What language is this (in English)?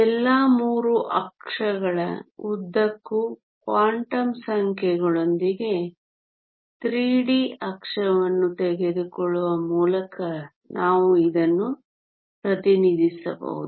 Kannada